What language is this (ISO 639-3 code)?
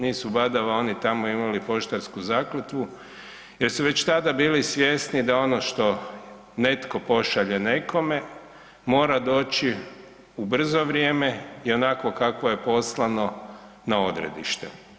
hrv